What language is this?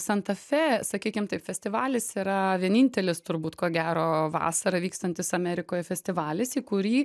Lithuanian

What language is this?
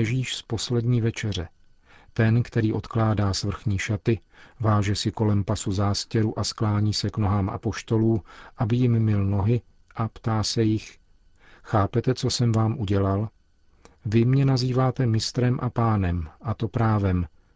Czech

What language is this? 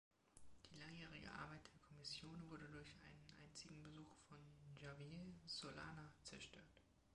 German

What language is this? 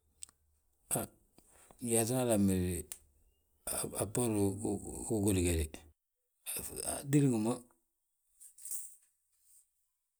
Balanta-Ganja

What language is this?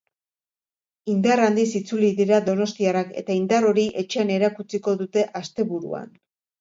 Basque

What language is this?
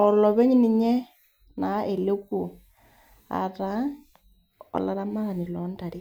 Masai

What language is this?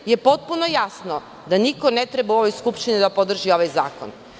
Serbian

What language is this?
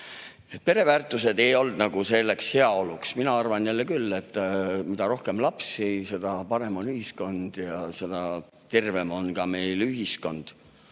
Estonian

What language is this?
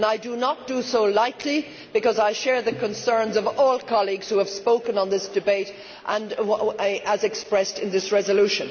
English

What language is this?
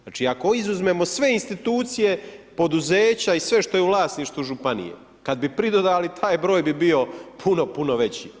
Croatian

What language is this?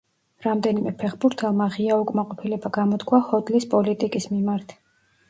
Georgian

